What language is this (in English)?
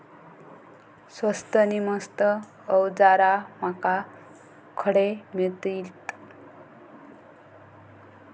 Marathi